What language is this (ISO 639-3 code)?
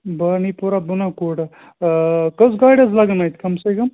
kas